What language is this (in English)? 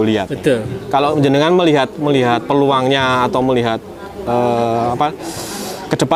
Indonesian